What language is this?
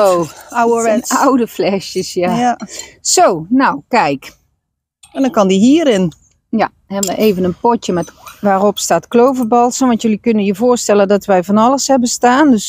Dutch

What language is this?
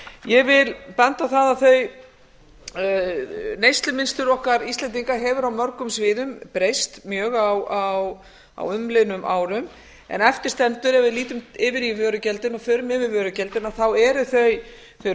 Icelandic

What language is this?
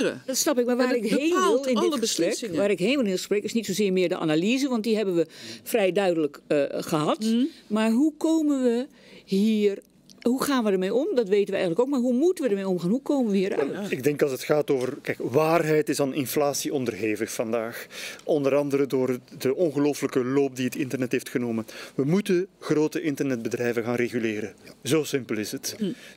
Dutch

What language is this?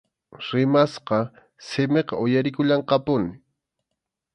Arequipa-La Unión Quechua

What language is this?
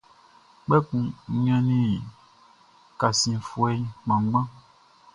Baoulé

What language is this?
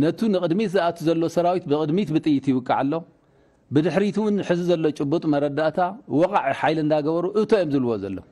Arabic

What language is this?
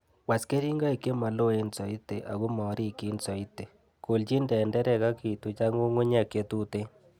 Kalenjin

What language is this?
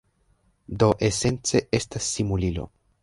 Esperanto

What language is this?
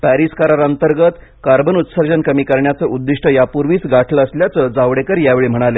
Marathi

